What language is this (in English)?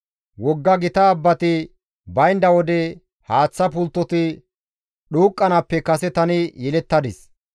Gamo